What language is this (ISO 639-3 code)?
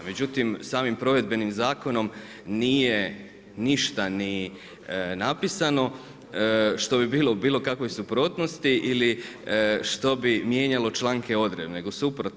hrv